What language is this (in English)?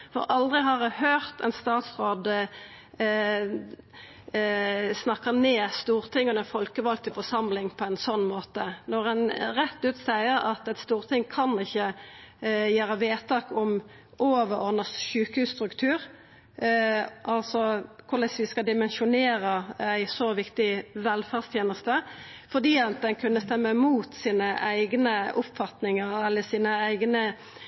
Norwegian Nynorsk